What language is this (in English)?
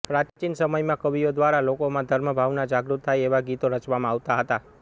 Gujarati